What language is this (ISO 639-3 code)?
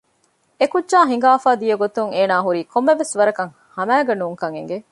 div